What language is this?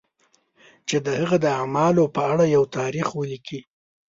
Pashto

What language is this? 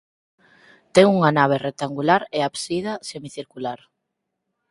Galician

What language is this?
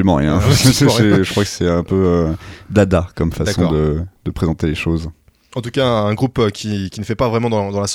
French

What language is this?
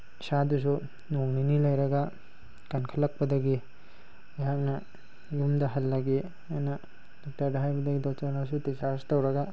Manipuri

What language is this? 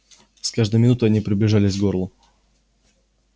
Russian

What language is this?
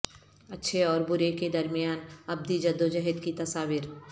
Urdu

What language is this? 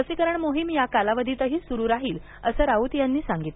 Marathi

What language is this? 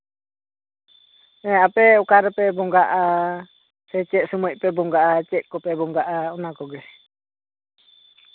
Santali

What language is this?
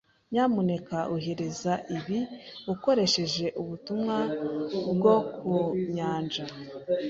Kinyarwanda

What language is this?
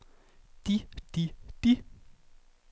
Danish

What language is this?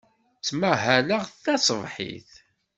Kabyle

